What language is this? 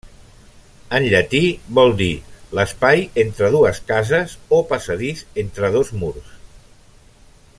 Catalan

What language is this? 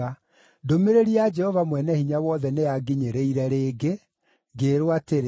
Kikuyu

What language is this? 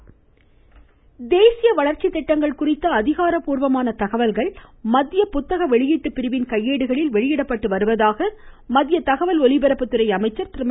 Tamil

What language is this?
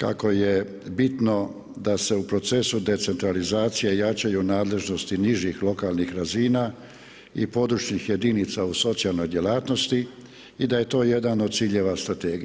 Croatian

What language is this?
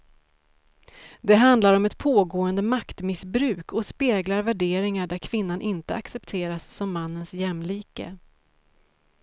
Swedish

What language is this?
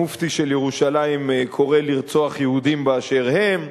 Hebrew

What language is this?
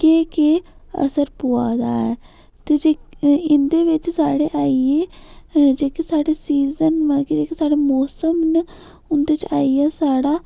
Dogri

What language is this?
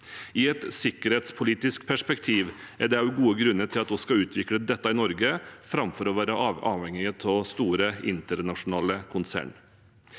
Norwegian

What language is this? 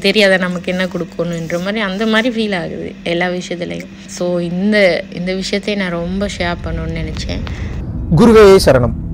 Arabic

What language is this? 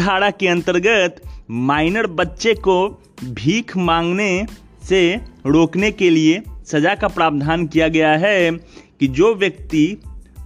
Hindi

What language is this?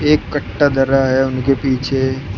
Hindi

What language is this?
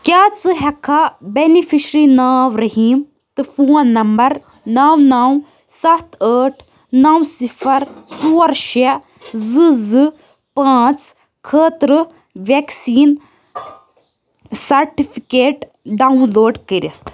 Kashmiri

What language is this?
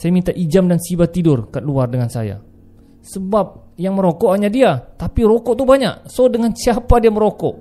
Malay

